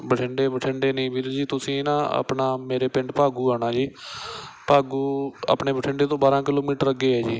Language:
Punjabi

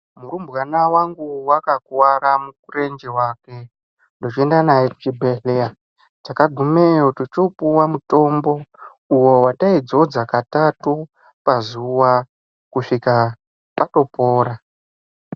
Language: Ndau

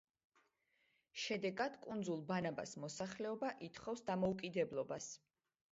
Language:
Georgian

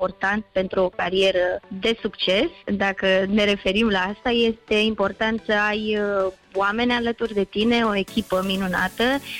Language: Romanian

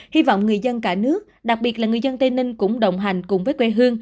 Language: Vietnamese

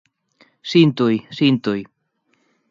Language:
Galician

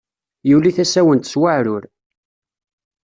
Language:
Kabyle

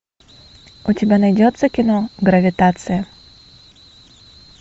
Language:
Russian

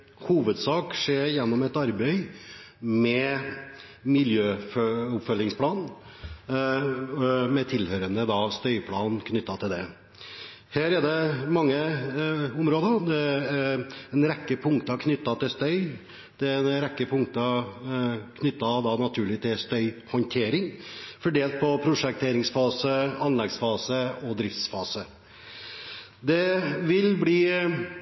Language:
Norwegian Bokmål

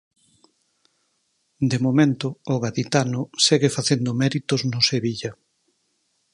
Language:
Galician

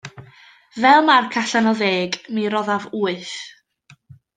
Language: Welsh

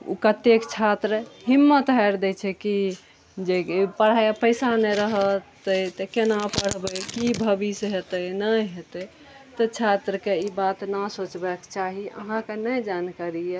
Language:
Maithili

